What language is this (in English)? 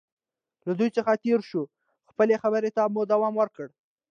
Pashto